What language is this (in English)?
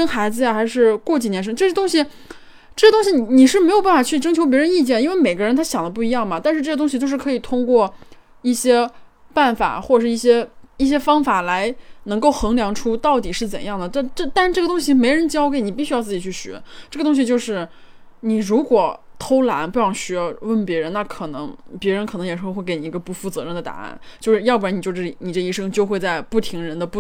Chinese